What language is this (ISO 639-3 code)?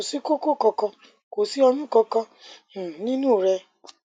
yor